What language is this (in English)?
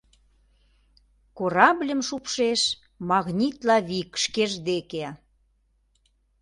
Mari